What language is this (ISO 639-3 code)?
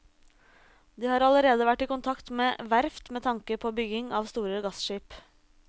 nor